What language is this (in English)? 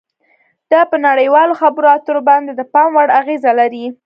Pashto